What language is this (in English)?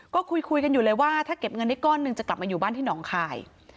Thai